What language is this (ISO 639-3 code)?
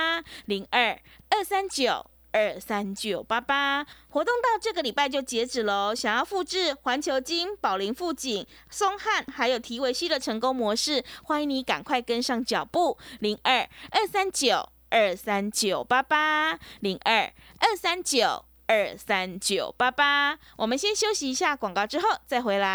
zho